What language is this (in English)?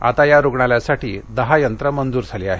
Marathi